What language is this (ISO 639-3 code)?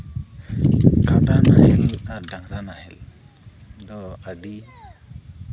sat